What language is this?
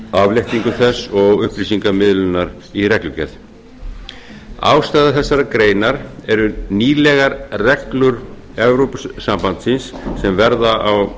Icelandic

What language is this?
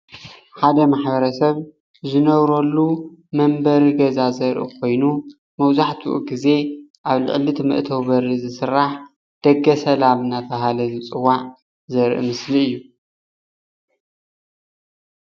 Tigrinya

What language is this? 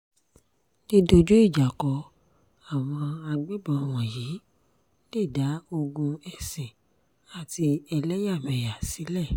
Yoruba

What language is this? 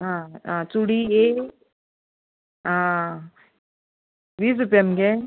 Konkani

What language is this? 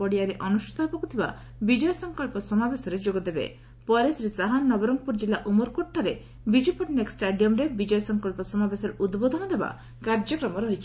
Odia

